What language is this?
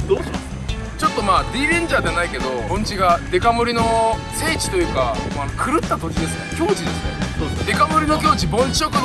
Japanese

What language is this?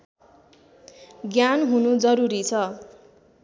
Nepali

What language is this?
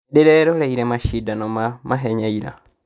Kikuyu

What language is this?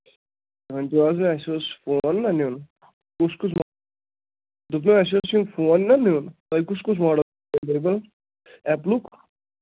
Kashmiri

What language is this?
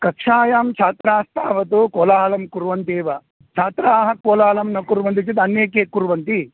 Sanskrit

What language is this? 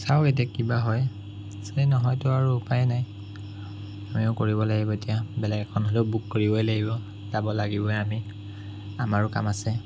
Assamese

